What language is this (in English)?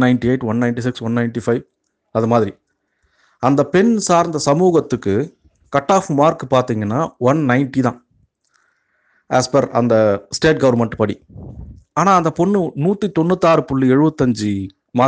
Tamil